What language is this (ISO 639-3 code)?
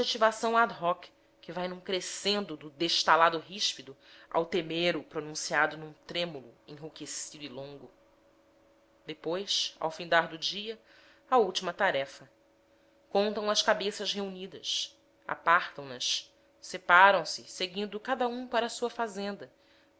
por